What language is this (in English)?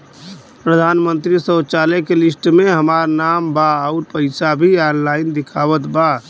Bhojpuri